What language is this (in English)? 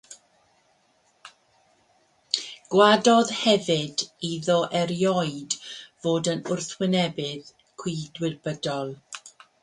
Welsh